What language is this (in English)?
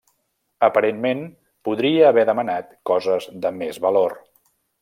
Catalan